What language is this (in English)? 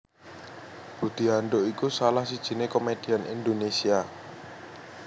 Javanese